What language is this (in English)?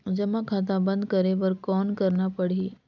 Chhattisgarhi